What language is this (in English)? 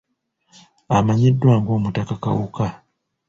Ganda